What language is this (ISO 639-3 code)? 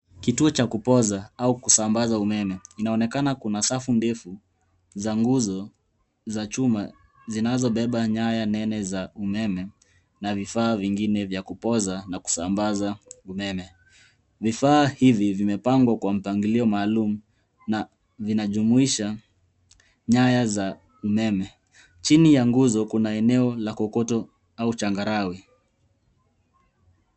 swa